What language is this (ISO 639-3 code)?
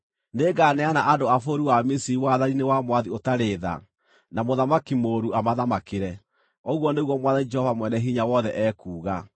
kik